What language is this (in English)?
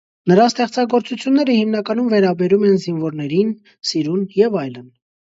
Armenian